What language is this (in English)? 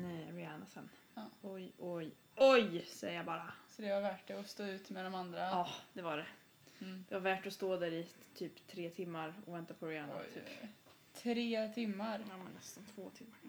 Swedish